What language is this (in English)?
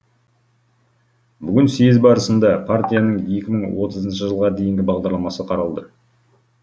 Kazakh